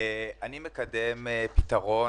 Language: Hebrew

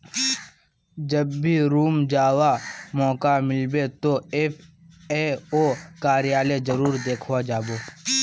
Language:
Magahi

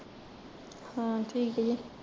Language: Punjabi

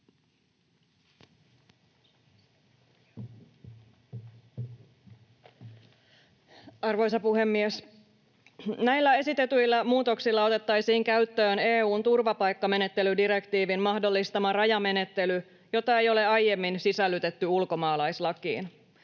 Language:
Finnish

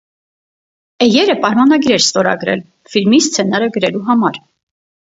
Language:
Armenian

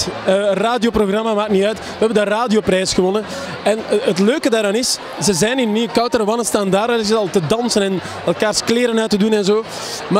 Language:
Dutch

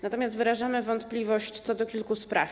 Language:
Polish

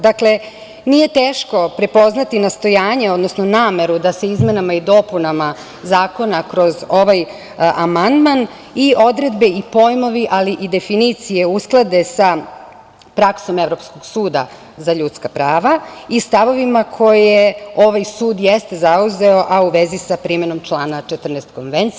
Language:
Serbian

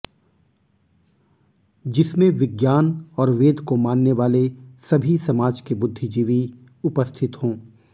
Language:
Hindi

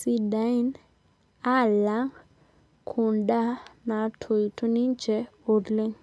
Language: Masai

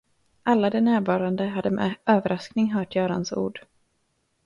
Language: Swedish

